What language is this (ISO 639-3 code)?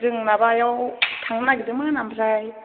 brx